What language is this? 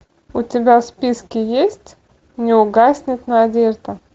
Russian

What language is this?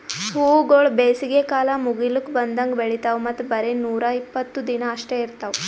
Kannada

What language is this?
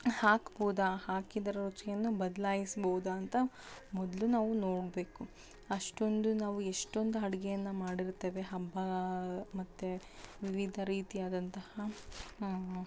Kannada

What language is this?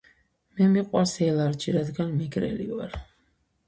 Georgian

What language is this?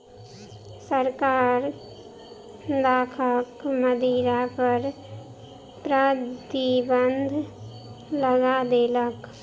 Maithili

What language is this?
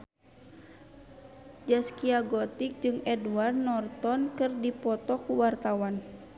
Sundanese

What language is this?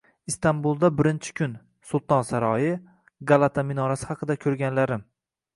Uzbek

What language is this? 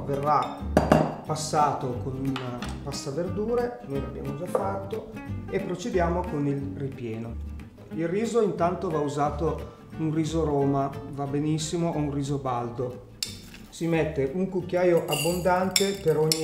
Italian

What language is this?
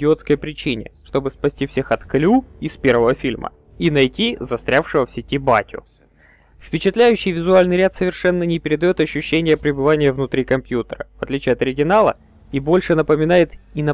Russian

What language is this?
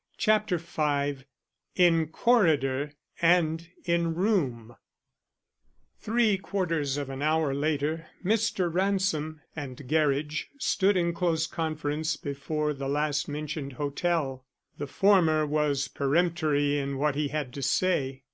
English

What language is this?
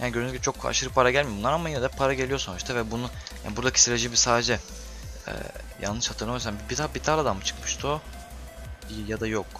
Turkish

